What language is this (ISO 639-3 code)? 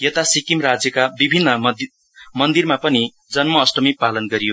nep